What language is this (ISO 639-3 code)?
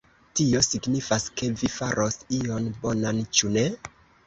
epo